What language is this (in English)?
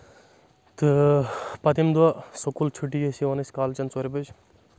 Kashmiri